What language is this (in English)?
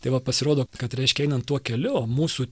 Lithuanian